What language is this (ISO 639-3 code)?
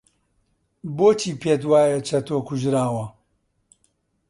ckb